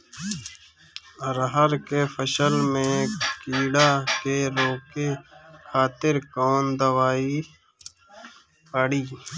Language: Bhojpuri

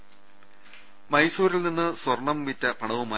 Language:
Malayalam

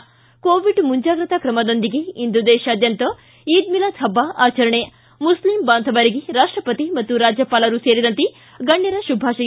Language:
Kannada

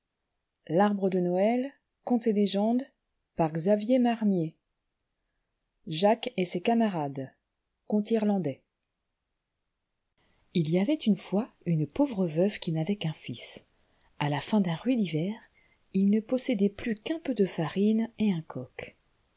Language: French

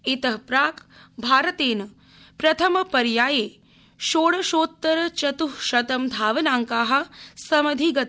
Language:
Sanskrit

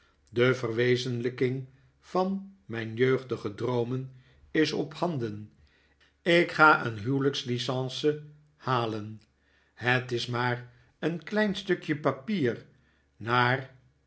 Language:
Dutch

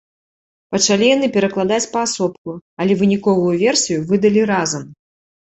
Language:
Belarusian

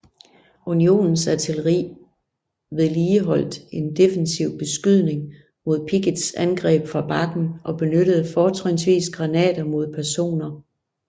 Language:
Danish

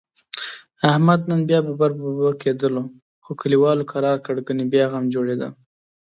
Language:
Pashto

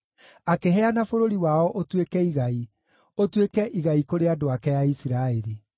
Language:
Kikuyu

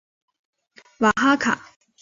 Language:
Chinese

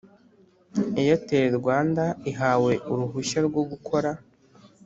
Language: Kinyarwanda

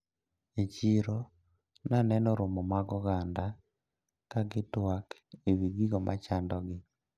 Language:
Luo (Kenya and Tanzania)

